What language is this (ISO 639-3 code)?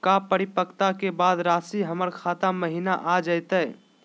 mag